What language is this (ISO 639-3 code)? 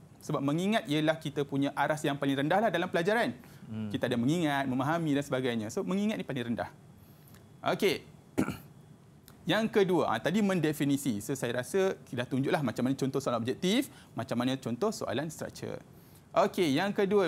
msa